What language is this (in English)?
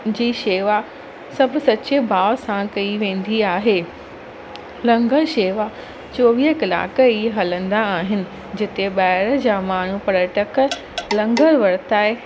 Sindhi